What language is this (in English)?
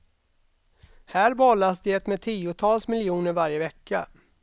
Swedish